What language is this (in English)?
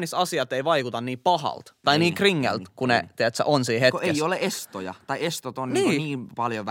Finnish